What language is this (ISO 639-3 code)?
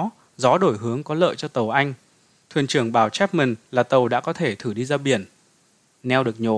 vie